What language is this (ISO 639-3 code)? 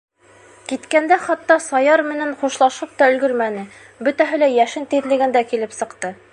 bak